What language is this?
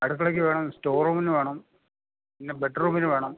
Malayalam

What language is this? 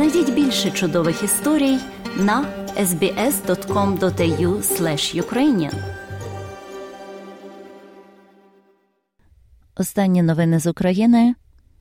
Ukrainian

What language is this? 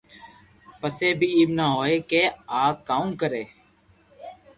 Loarki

